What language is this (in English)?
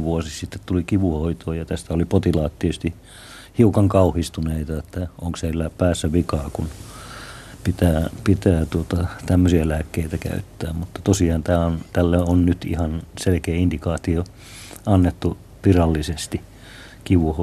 Finnish